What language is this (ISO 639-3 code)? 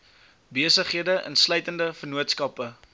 afr